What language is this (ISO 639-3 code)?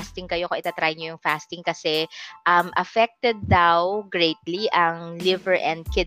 fil